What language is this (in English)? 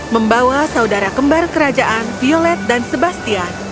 Indonesian